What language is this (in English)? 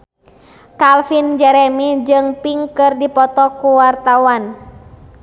Sundanese